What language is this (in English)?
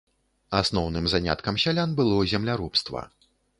Belarusian